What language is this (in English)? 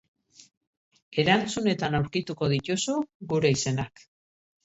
Basque